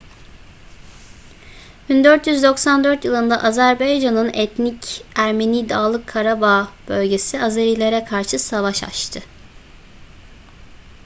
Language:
Turkish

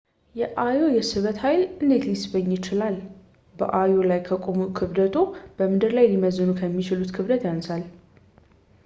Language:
Amharic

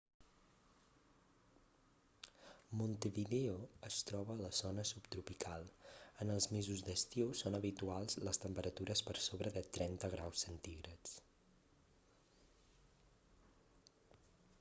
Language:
Catalan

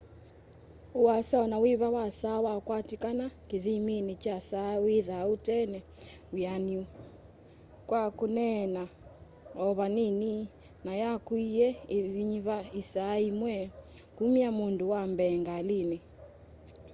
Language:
Kamba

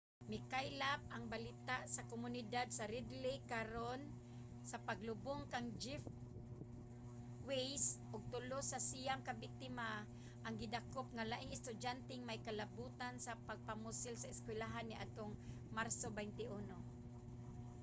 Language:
Cebuano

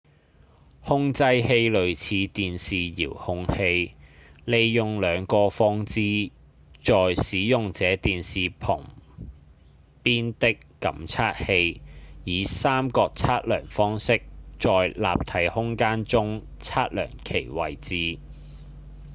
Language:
Cantonese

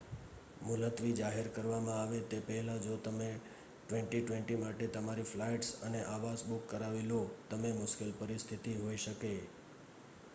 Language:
Gujarati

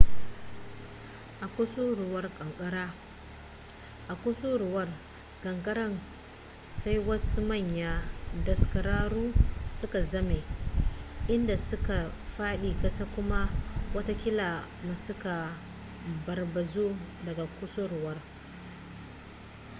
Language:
Hausa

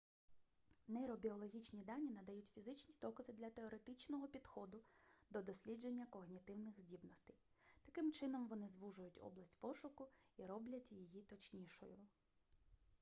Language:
Ukrainian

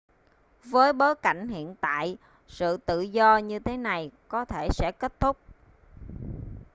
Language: Vietnamese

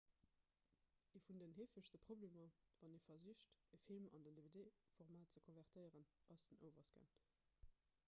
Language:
Luxembourgish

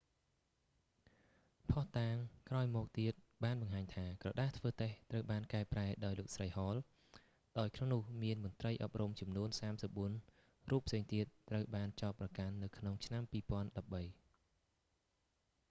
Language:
Khmer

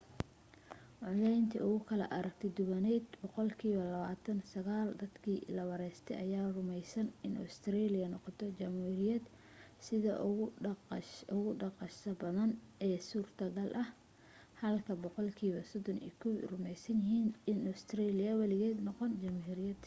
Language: Somali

